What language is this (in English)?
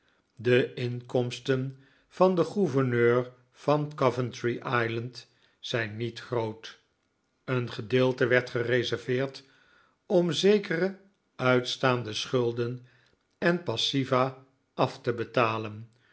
Dutch